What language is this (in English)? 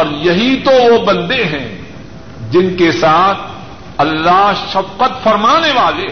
Urdu